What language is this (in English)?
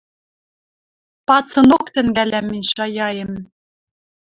Western Mari